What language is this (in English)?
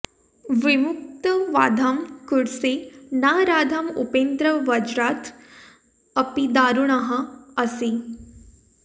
Sanskrit